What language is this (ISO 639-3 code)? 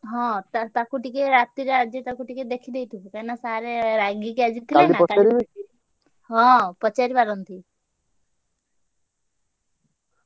ori